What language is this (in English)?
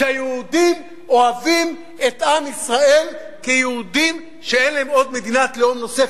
Hebrew